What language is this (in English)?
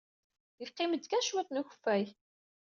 Kabyle